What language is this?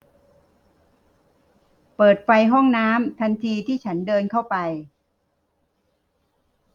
Thai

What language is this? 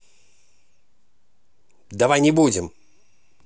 Russian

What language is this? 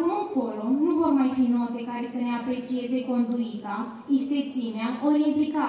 Romanian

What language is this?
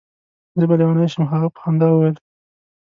Pashto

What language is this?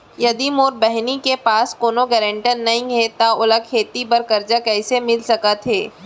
Chhattisgarhi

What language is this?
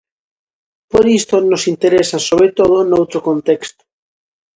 Galician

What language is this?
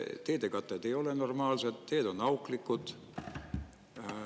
Estonian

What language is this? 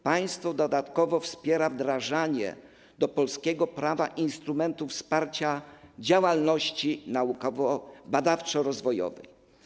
Polish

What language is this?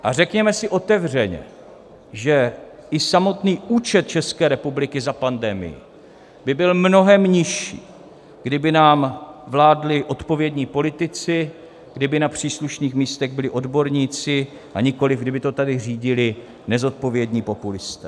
Czech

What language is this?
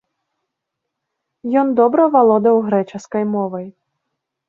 Belarusian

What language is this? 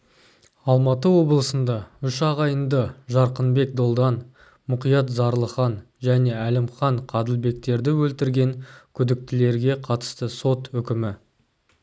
Kazakh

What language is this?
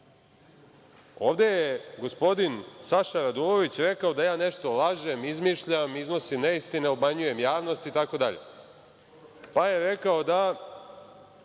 Serbian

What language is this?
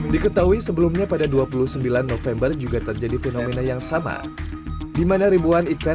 Indonesian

